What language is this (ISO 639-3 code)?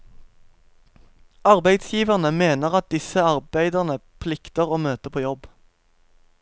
nor